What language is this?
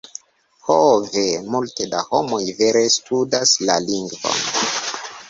Esperanto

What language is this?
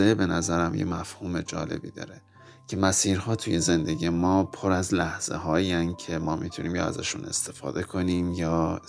Persian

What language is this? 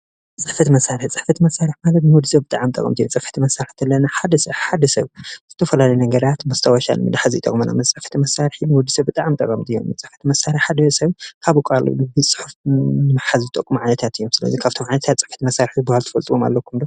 Tigrinya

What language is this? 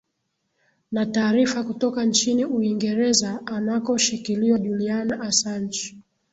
Swahili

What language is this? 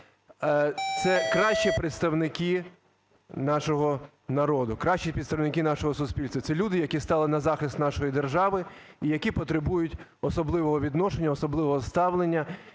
Ukrainian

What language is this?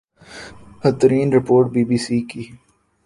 Urdu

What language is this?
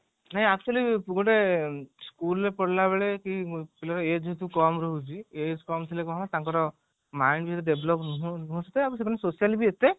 Odia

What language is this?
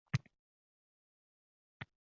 Uzbek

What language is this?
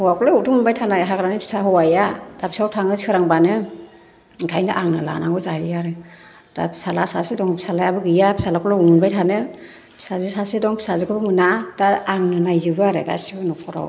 Bodo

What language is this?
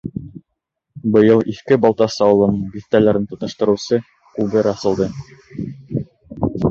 Bashkir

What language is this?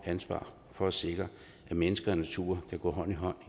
Danish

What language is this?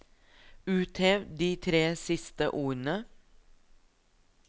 Norwegian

